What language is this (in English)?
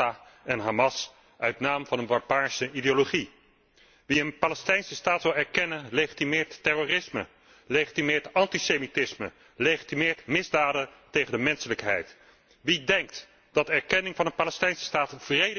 Dutch